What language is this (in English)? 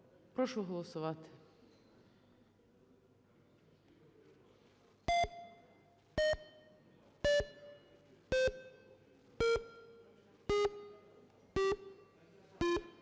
Ukrainian